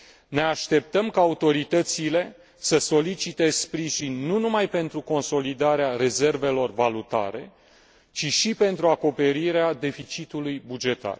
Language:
Romanian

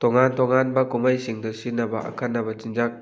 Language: Manipuri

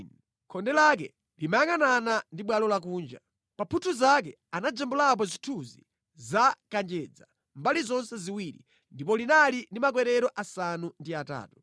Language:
Nyanja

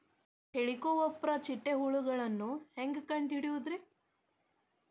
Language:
Kannada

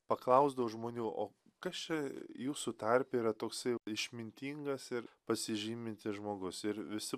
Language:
Lithuanian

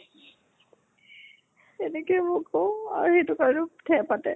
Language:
Assamese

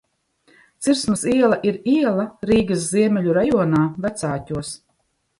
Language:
Latvian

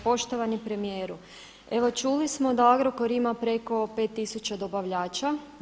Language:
Croatian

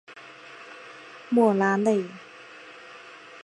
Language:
Chinese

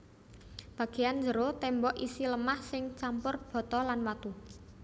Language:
Javanese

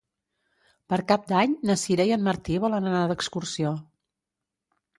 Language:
Catalan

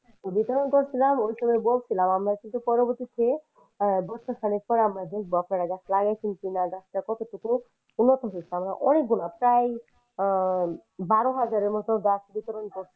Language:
Bangla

